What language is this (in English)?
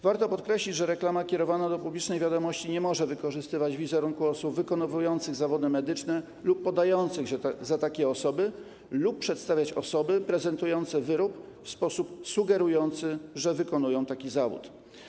Polish